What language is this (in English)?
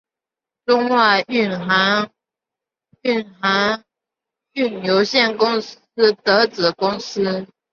Chinese